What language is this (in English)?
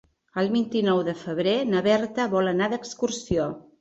Catalan